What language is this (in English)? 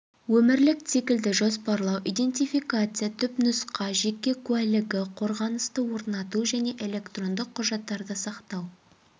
Kazakh